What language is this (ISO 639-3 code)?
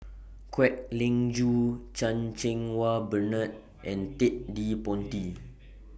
eng